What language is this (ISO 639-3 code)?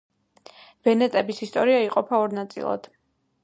kat